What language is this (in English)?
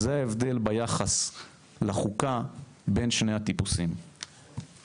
Hebrew